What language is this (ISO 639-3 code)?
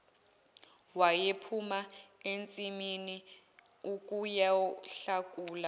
zul